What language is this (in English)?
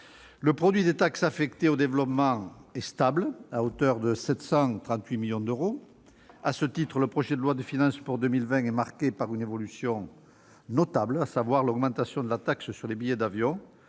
French